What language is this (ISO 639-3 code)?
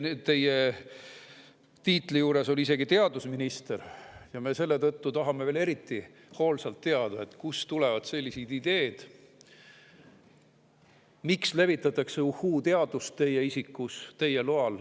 est